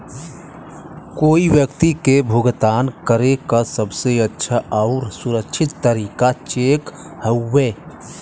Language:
Bhojpuri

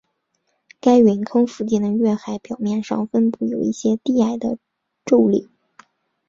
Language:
Chinese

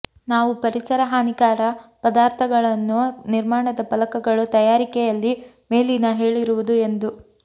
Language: Kannada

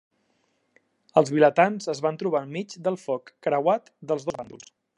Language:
Catalan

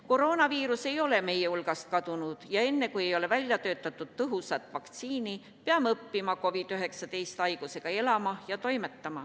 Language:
Estonian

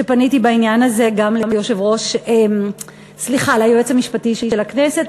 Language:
Hebrew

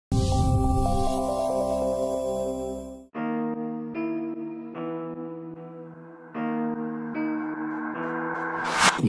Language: Arabic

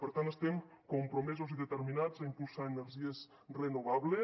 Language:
Catalan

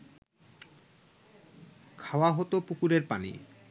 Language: Bangla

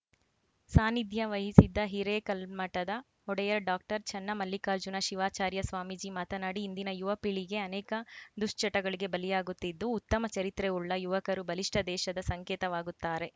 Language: Kannada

